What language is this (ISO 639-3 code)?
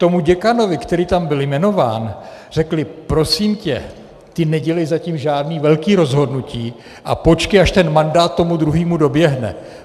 ces